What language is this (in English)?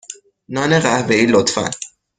Persian